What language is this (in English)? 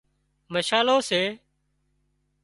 Wadiyara Koli